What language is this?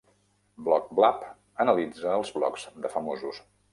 Catalan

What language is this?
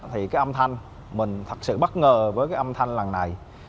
Vietnamese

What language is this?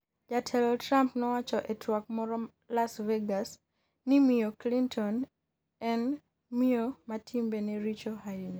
Luo (Kenya and Tanzania)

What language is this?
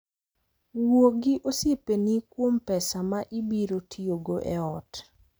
Luo (Kenya and Tanzania)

